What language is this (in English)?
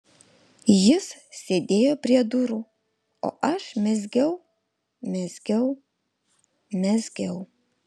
Lithuanian